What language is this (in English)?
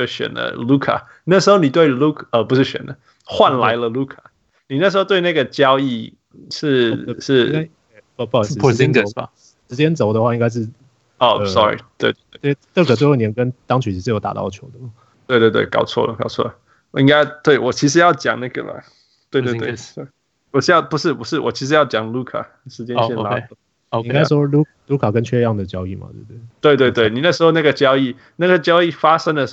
Chinese